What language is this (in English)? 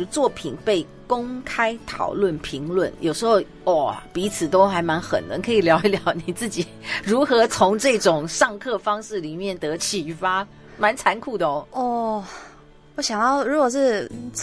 Chinese